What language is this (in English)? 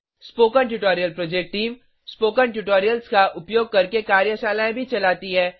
Hindi